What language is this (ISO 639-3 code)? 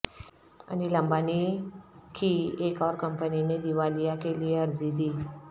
urd